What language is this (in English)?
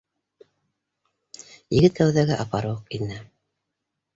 Bashkir